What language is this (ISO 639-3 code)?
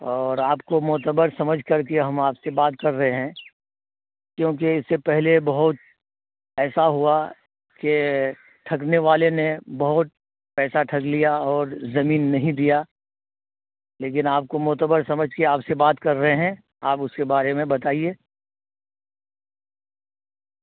urd